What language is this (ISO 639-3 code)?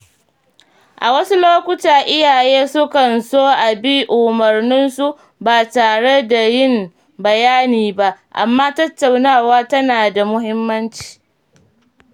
hau